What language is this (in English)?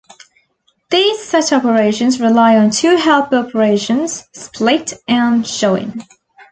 English